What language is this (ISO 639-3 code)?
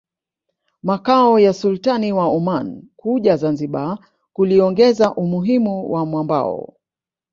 swa